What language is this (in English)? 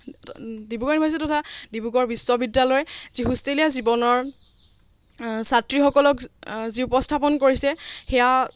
Assamese